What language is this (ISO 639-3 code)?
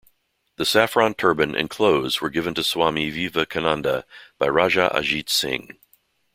eng